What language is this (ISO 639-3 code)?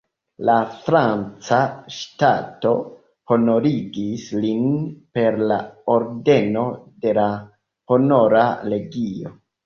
epo